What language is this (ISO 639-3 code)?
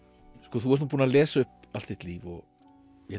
isl